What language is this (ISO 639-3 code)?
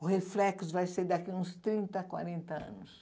por